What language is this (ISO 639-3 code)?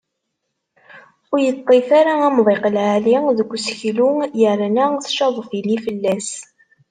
kab